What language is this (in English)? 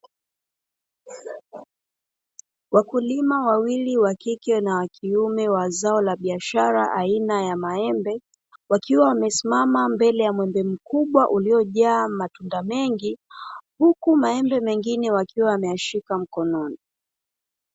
Swahili